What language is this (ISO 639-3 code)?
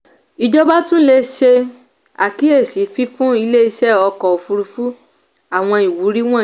yor